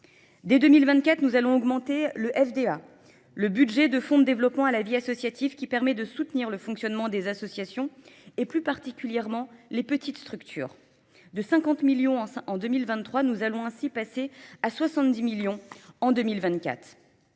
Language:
French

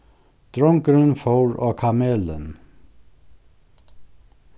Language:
Faroese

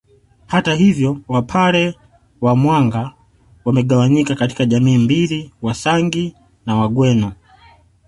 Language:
Swahili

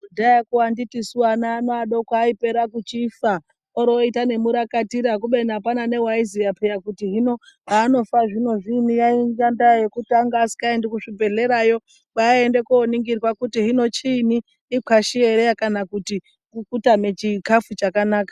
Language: Ndau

